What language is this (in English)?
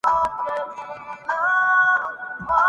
Urdu